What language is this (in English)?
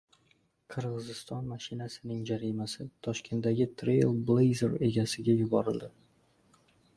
Uzbek